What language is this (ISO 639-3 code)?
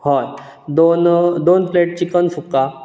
kok